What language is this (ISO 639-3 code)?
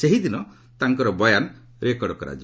ori